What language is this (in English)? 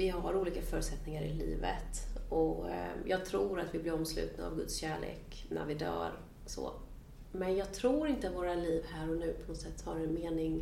Swedish